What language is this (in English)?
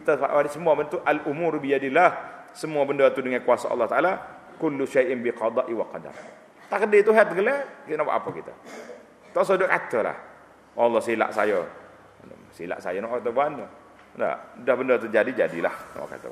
Malay